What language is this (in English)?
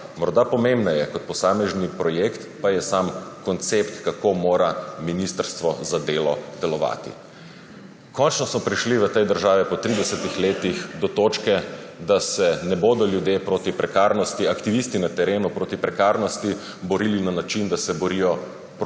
Slovenian